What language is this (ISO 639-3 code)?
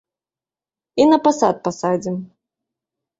bel